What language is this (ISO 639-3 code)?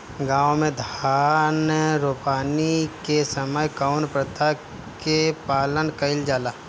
bho